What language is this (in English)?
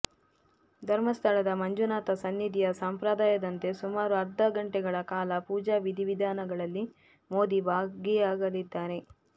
Kannada